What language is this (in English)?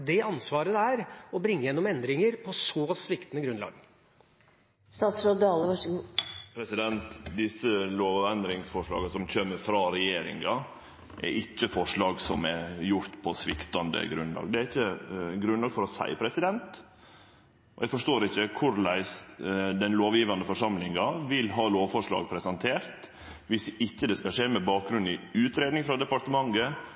Norwegian